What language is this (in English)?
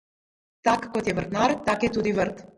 Slovenian